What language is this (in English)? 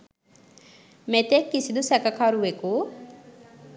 Sinhala